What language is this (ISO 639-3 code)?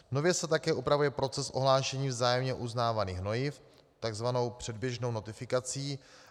ces